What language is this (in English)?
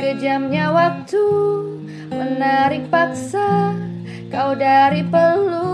Indonesian